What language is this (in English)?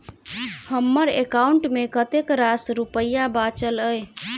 Maithili